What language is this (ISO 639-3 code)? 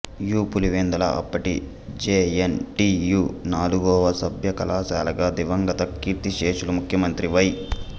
tel